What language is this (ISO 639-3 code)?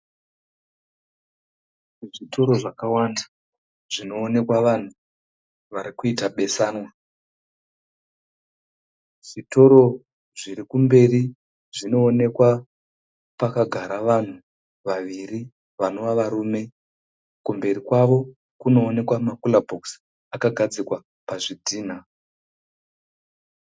sna